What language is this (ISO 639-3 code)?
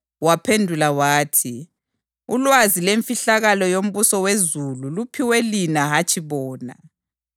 nde